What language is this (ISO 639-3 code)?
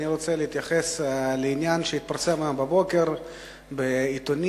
heb